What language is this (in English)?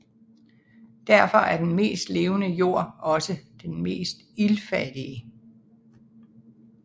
Danish